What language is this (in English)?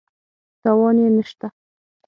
Pashto